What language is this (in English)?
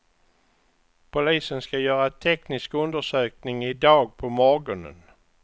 Swedish